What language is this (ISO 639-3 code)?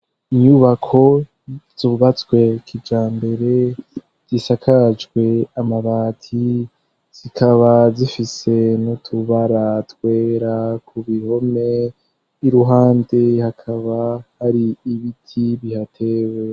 run